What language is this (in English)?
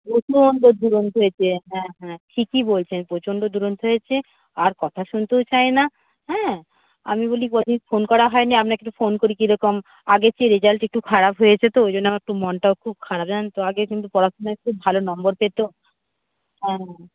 Bangla